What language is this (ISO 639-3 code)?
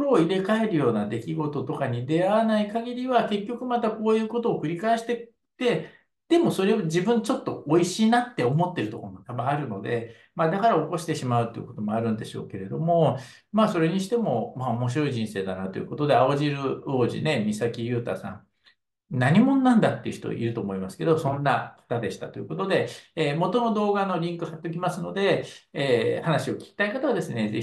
jpn